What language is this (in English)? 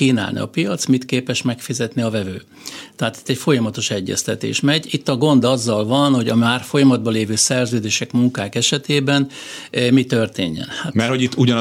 Hungarian